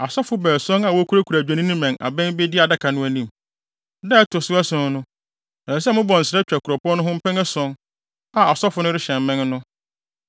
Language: Akan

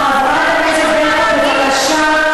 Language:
Hebrew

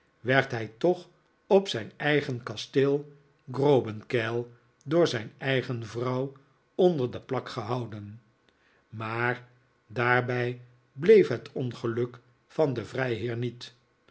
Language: Dutch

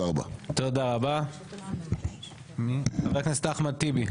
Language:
Hebrew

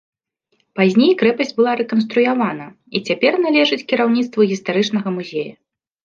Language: Belarusian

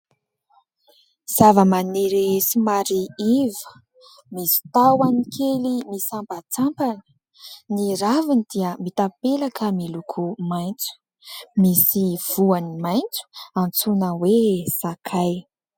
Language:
Malagasy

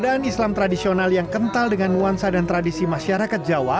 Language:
Indonesian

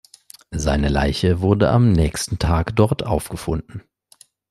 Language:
German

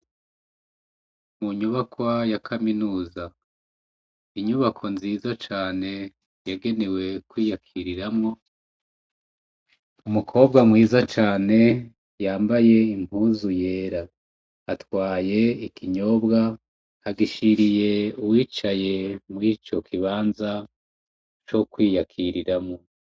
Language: Rundi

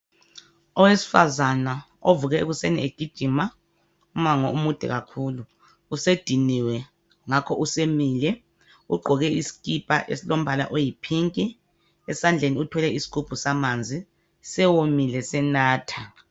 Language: North Ndebele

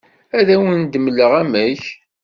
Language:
Kabyle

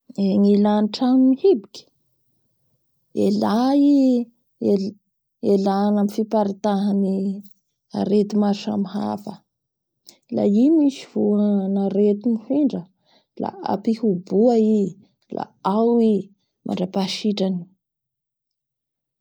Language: Bara Malagasy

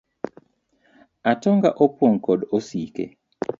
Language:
Luo (Kenya and Tanzania)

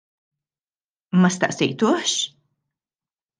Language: Maltese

